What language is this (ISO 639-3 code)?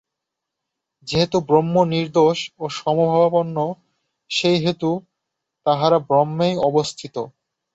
ben